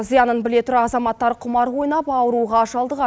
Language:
Kazakh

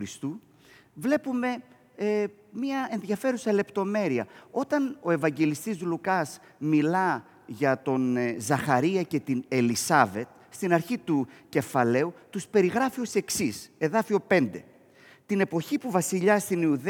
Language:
Greek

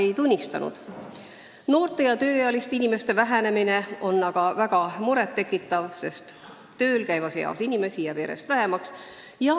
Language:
Estonian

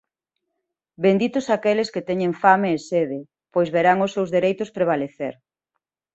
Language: Galician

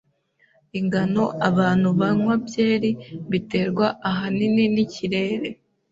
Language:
Kinyarwanda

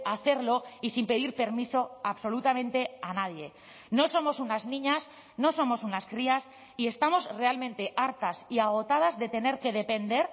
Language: Spanish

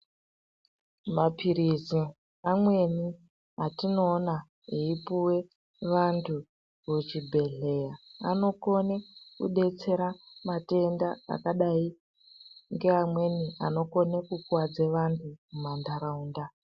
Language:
Ndau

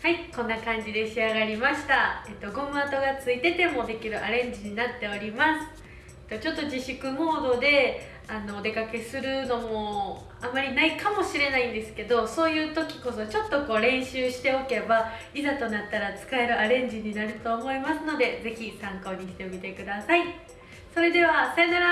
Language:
Japanese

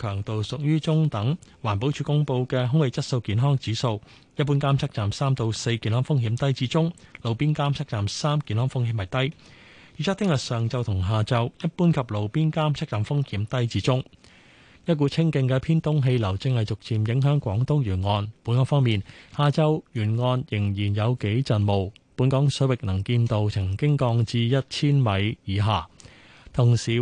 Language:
Chinese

